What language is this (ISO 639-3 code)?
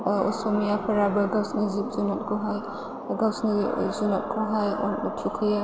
brx